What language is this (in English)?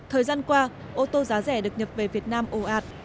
Vietnamese